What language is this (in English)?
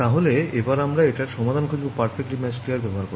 Bangla